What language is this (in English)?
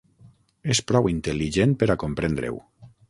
Catalan